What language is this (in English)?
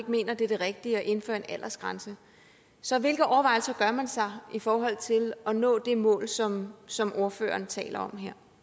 Danish